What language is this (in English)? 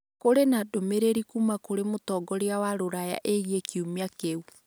Kikuyu